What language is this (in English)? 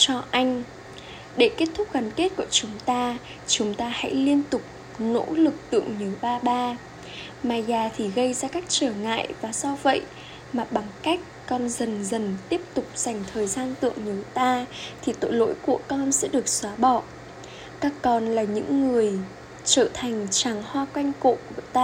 Vietnamese